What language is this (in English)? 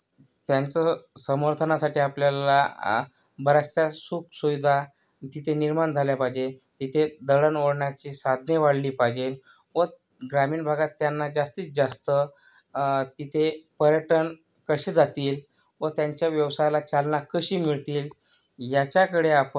Marathi